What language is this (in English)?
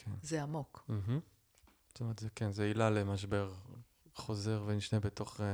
Hebrew